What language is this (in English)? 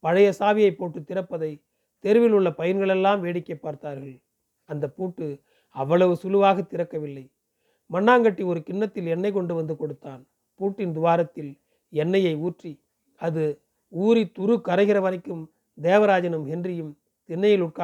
Tamil